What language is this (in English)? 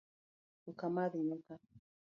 Luo (Kenya and Tanzania)